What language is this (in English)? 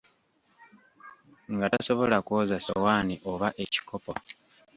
Ganda